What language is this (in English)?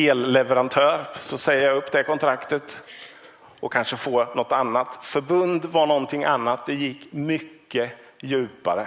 Swedish